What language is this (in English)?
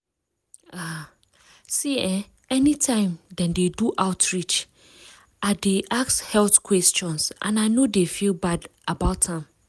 Nigerian Pidgin